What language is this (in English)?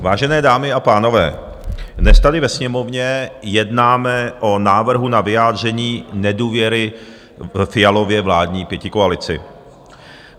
Czech